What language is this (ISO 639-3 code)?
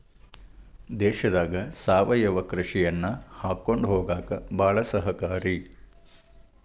kan